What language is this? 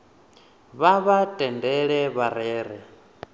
Venda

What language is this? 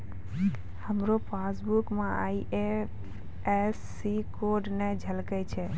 Maithili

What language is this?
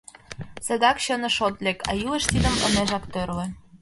Mari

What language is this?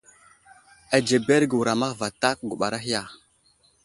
Wuzlam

